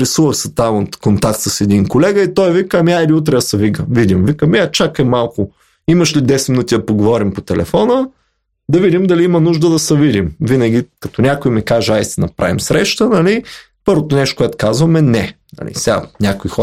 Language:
Bulgarian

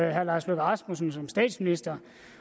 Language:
Danish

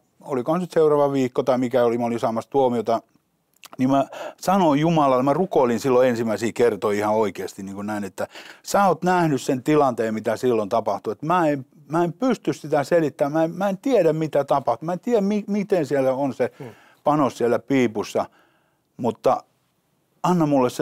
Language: Finnish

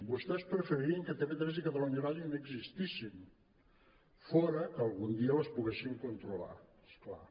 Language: Catalan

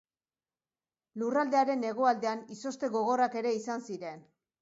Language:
Basque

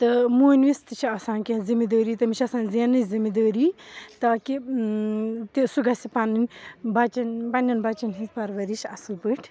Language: Kashmiri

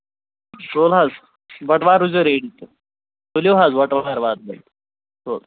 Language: Kashmiri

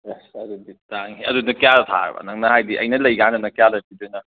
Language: Manipuri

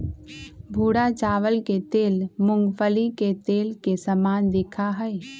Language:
Magahi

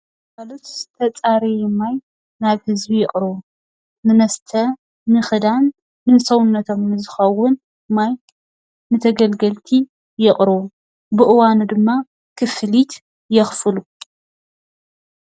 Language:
Tigrinya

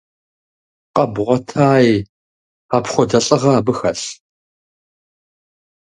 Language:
Kabardian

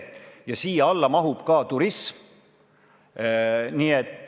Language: Estonian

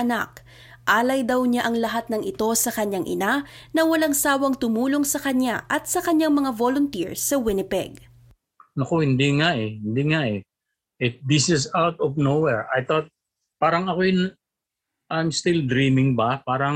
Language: Filipino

